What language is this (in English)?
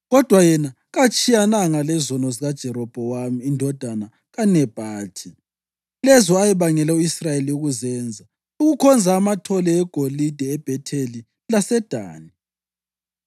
North Ndebele